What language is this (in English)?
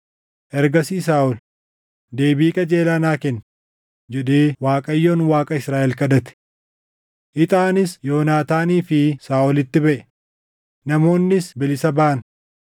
Oromo